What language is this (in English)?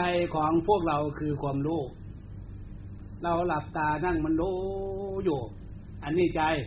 Thai